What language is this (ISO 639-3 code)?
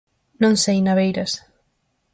glg